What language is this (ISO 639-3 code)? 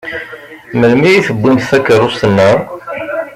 kab